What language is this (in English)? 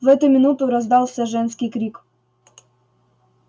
Russian